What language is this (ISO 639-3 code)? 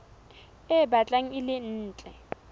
sot